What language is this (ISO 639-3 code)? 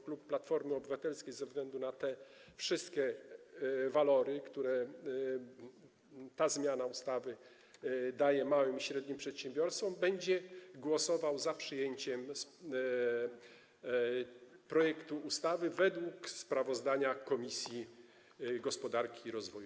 pol